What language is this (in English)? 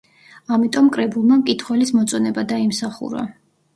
Georgian